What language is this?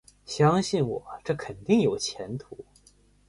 Chinese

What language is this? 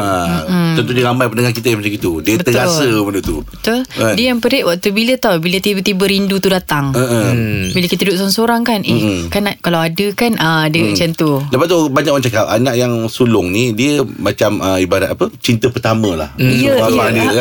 Malay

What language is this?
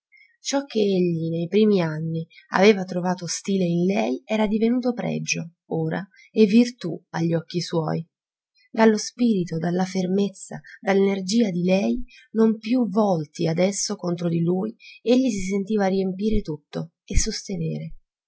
Italian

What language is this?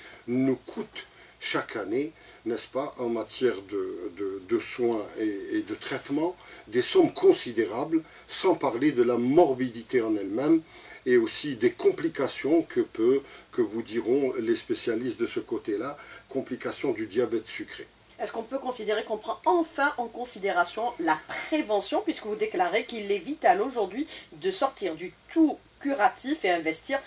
French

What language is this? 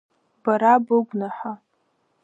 Abkhazian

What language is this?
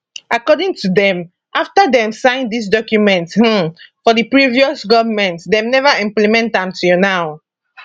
Nigerian Pidgin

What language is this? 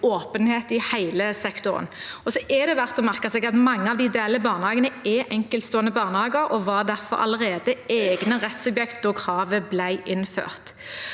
Norwegian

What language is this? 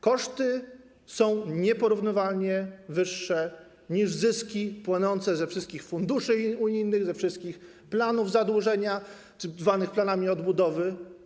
Polish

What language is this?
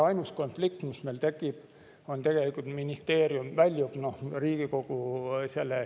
Estonian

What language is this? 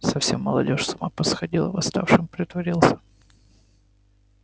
Russian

